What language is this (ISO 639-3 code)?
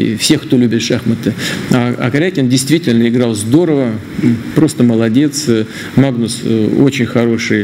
rus